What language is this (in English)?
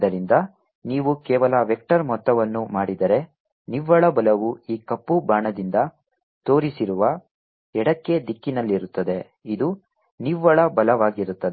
Kannada